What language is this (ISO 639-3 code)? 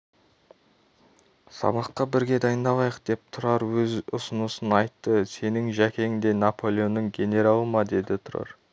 kaz